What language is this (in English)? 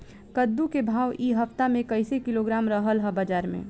Bhojpuri